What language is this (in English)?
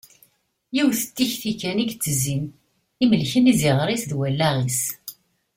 Kabyle